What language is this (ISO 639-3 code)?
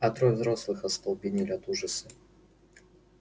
rus